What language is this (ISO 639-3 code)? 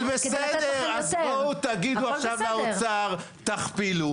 heb